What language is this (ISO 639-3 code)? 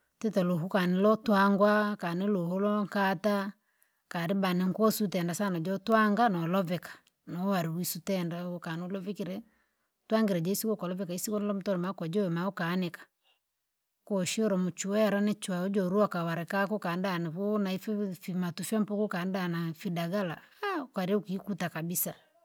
lag